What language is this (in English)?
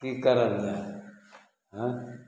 Maithili